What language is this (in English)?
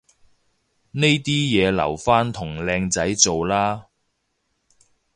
Cantonese